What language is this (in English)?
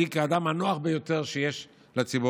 Hebrew